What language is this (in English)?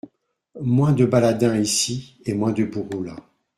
French